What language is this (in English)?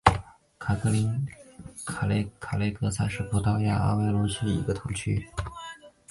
Chinese